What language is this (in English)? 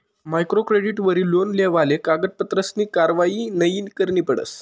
Marathi